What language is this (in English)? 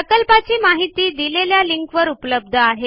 Marathi